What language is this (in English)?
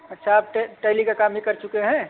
Hindi